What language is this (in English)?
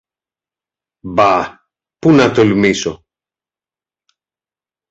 Greek